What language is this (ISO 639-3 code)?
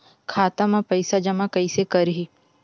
hne